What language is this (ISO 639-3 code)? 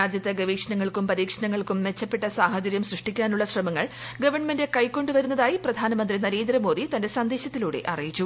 mal